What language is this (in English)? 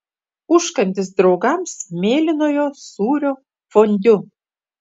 Lithuanian